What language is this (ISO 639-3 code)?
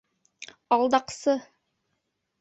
bak